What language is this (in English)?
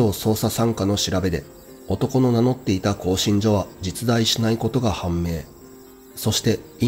Japanese